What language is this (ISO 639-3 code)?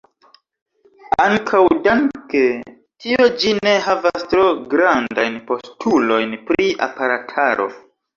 epo